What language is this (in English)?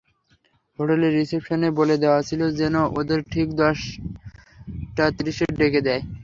Bangla